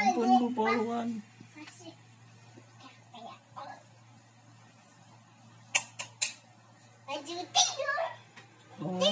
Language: Indonesian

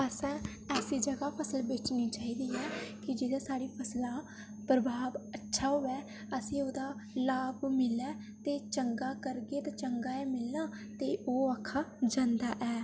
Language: Dogri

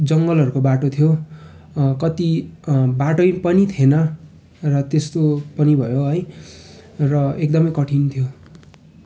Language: Nepali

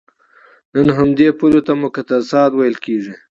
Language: Pashto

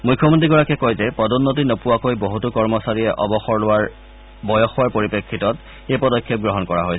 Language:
Assamese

